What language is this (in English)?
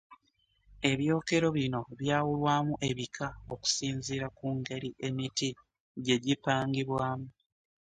Ganda